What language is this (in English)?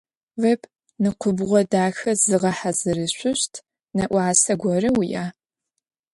Adyghe